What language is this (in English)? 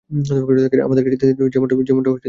Bangla